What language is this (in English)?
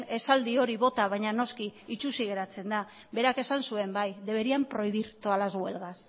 Basque